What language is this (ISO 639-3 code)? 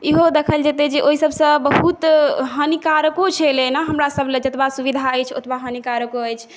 mai